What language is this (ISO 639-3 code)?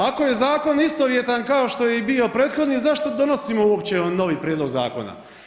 hrv